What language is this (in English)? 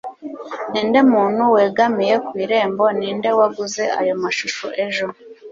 Kinyarwanda